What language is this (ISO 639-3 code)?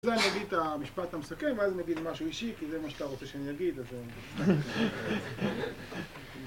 heb